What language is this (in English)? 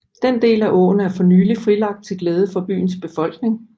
Danish